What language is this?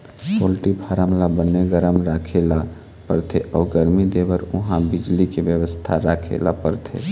Chhattisgarhi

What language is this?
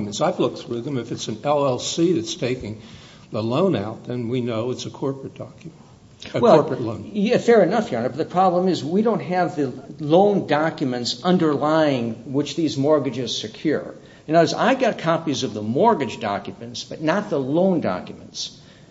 English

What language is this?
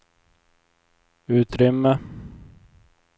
Swedish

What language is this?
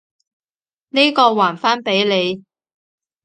Cantonese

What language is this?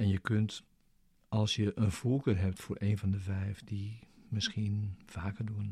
Dutch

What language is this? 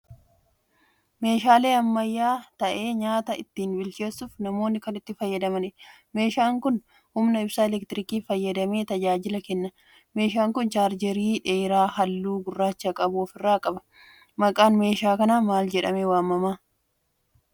Oromo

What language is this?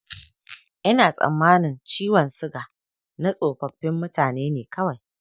Hausa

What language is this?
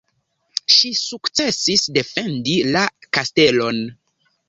Esperanto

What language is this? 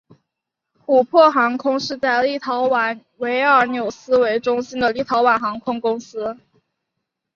Chinese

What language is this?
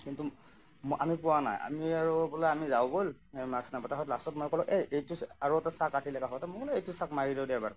Assamese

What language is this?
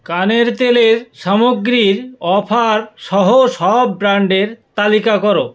Bangla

